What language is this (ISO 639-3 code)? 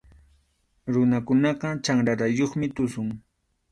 qxu